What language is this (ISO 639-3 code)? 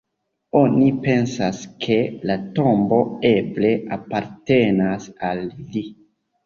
epo